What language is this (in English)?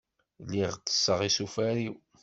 Kabyle